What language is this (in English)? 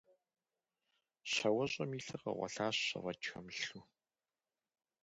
Kabardian